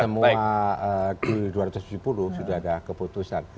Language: Indonesian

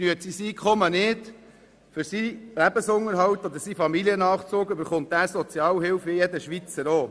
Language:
Swiss German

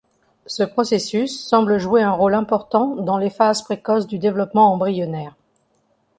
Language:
French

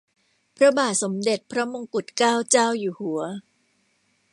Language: Thai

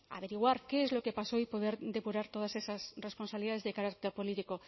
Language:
Spanish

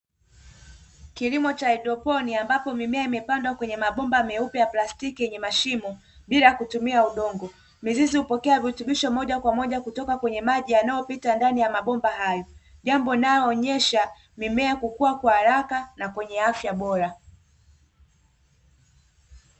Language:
Swahili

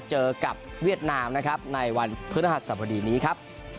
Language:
Thai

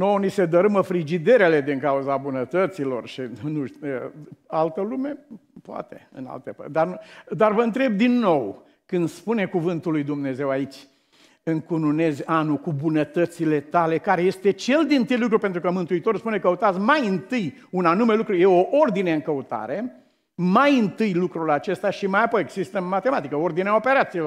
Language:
Romanian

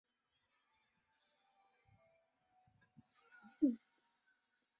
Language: Chinese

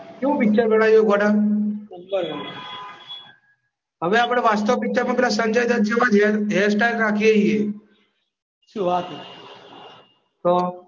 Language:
Gujarati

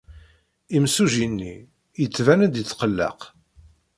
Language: Kabyle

